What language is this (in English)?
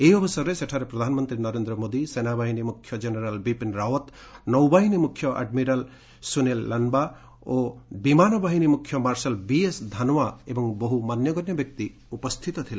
Odia